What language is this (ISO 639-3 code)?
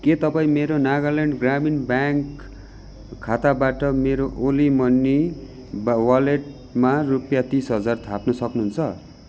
nep